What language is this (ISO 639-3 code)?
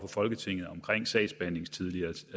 dan